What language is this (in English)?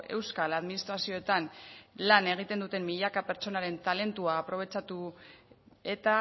Basque